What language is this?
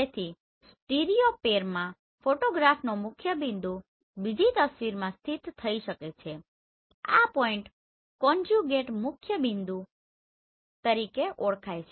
Gujarati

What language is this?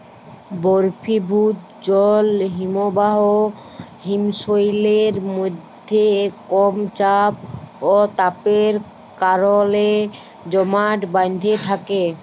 Bangla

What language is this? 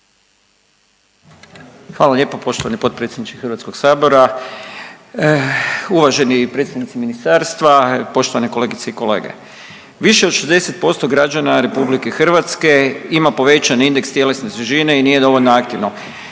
Croatian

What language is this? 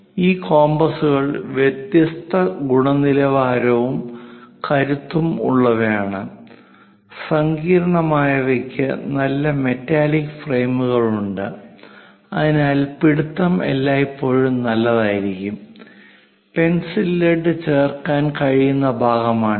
Malayalam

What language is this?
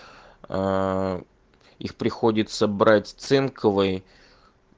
Russian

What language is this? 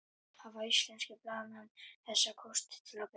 Icelandic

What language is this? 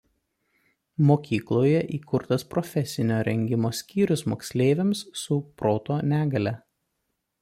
Lithuanian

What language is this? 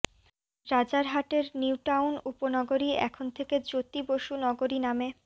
Bangla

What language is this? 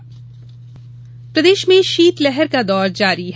Hindi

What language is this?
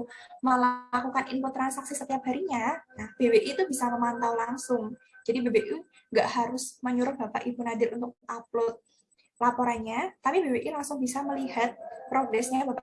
Indonesian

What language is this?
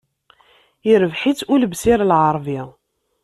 Kabyle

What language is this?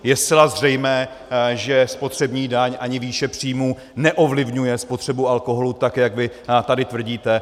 Czech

